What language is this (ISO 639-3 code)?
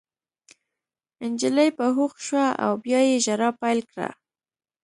pus